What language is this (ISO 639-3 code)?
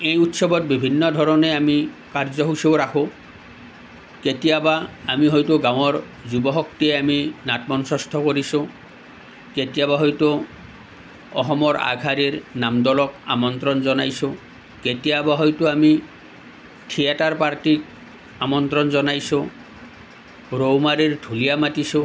asm